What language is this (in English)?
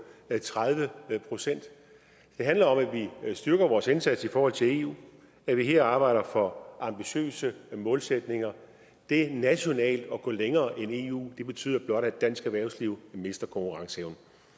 Danish